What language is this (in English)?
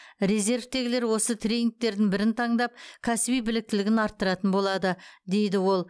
Kazakh